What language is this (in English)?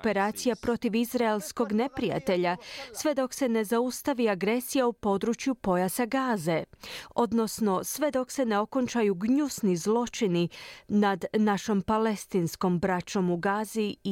Croatian